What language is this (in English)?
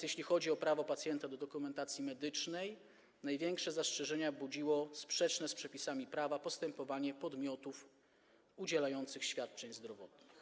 Polish